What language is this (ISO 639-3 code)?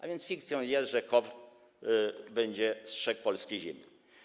pol